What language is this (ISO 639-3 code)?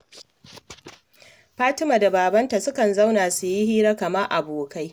hau